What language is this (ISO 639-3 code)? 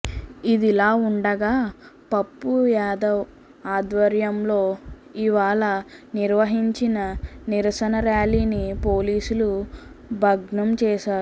tel